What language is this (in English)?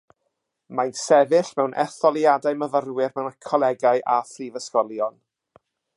Welsh